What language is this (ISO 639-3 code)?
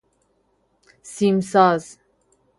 fas